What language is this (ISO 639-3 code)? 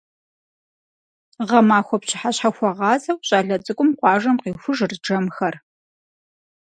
kbd